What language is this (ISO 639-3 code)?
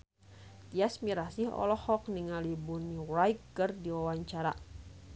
sun